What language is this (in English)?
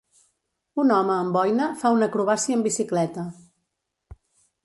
Catalan